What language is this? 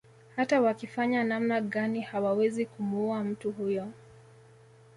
Swahili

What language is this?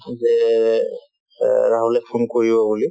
Assamese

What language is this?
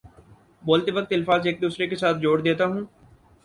Urdu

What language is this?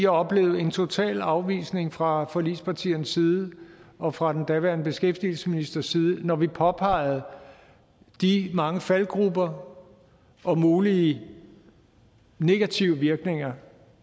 Danish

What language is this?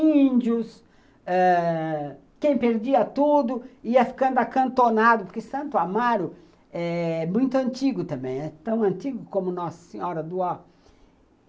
Portuguese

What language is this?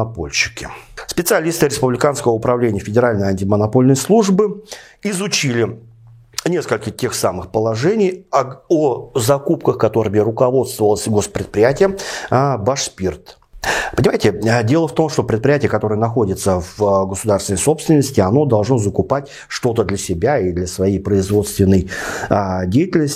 Russian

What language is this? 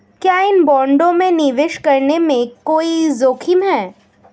Hindi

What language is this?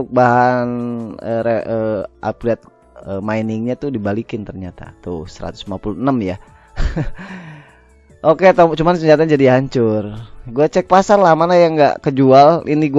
Indonesian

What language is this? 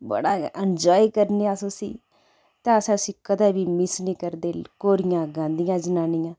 Dogri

